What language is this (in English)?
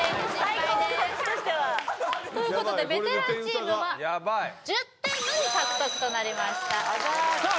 Japanese